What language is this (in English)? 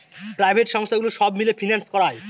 Bangla